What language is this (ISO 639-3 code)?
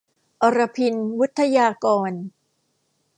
tha